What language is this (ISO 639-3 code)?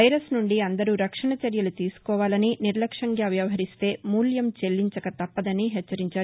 tel